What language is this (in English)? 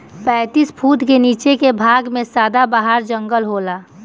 Bhojpuri